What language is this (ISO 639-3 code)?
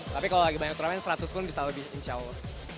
ind